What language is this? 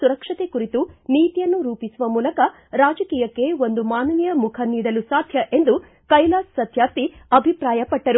Kannada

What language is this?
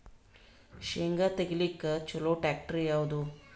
Kannada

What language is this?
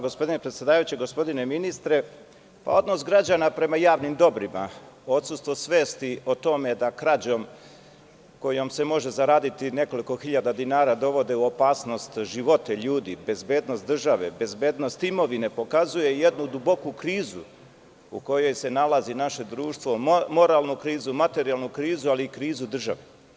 Serbian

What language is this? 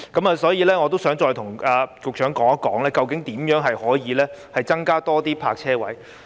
Cantonese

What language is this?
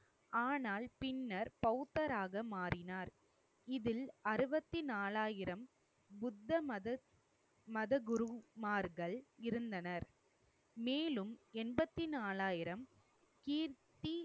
Tamil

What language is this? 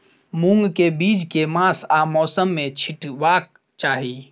Maithili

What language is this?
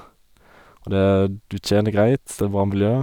Norwegian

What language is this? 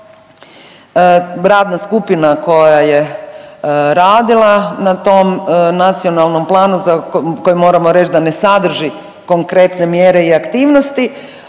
Croatian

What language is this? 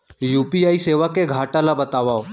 Chhattisgarhi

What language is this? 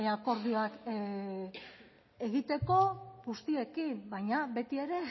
Basque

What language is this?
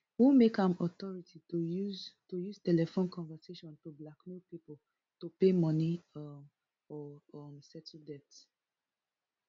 Nigerian Pidgin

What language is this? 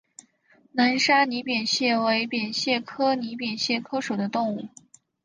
Chinese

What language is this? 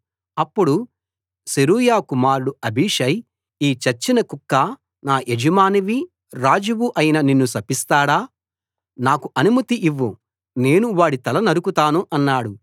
Telugu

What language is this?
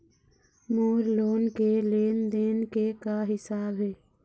Chhattisgarhi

